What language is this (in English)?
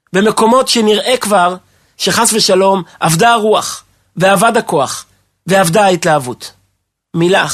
Hebrew